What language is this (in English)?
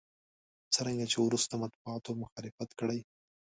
Pashto